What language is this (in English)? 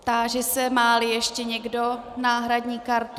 Czech